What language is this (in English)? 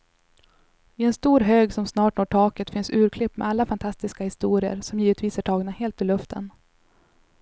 Swedish